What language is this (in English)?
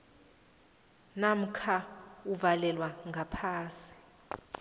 South Ndebele